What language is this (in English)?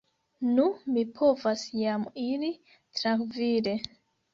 Esperanto